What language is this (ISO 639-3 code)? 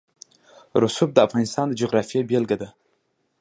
pus